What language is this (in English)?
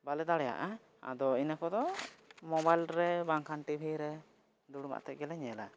Santali